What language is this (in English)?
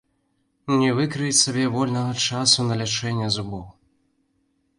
Belarusian